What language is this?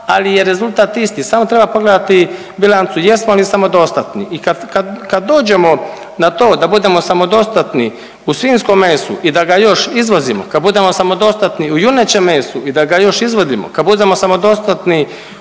Croatian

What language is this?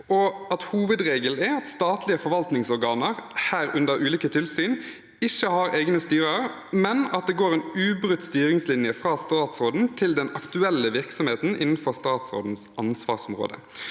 Norwegian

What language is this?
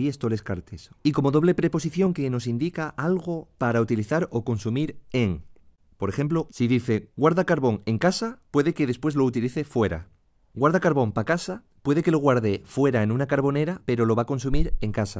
Spanish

